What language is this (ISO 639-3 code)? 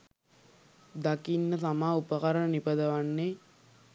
sin